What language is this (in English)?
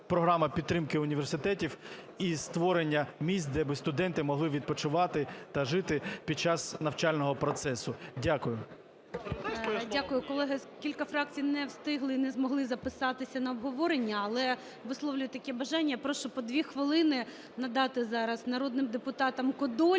Ukrainian